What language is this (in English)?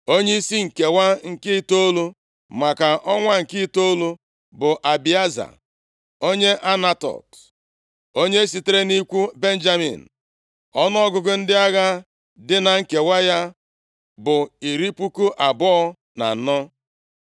Igbo